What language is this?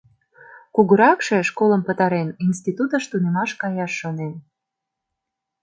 Mari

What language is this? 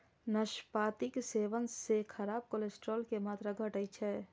Maithili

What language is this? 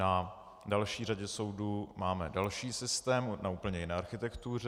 Czech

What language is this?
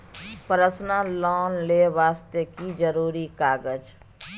Maithili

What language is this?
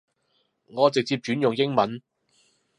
Cantonese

